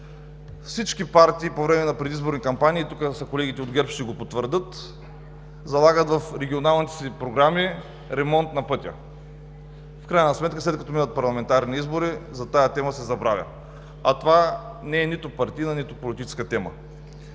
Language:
Bulgarian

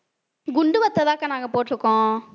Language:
Tamil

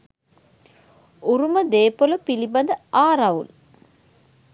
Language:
Sinhala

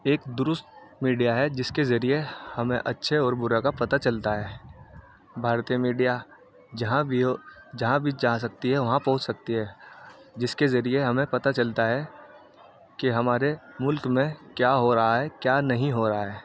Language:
Urdu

